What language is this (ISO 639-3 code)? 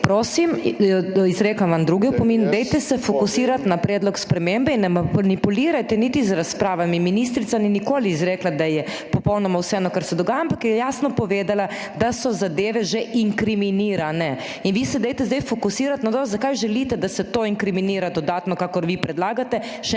slv